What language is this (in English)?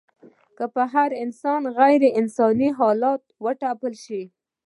Pashto